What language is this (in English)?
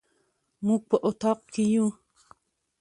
Pashto